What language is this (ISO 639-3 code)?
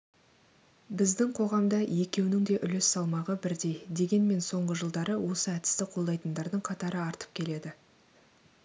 kaz